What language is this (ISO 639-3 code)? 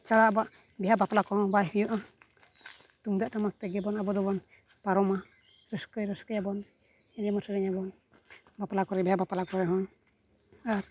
sat